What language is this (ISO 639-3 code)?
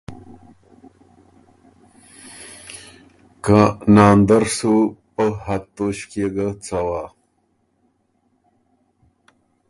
oru